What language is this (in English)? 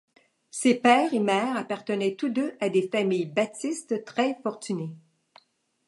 French